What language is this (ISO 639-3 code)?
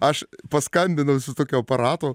lit